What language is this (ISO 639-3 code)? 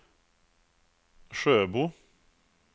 swe